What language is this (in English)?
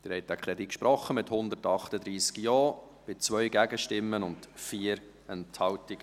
Swiss German